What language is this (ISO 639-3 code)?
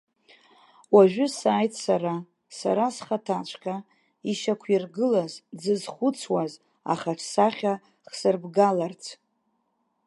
abk